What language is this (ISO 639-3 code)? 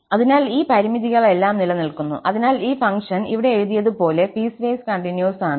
mal